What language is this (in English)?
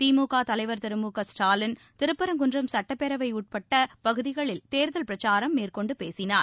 Tamil